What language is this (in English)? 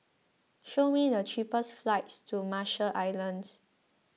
English